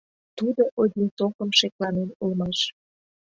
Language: Mari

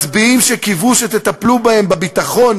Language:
Hebrew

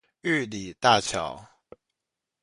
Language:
Chinese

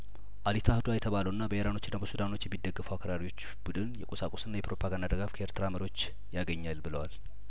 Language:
Amharic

